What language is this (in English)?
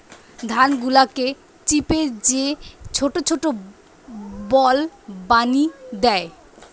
Bangla